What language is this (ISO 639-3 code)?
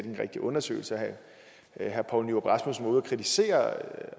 dan